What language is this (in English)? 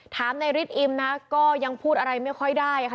Thai